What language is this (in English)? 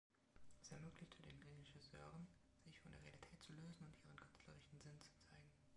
German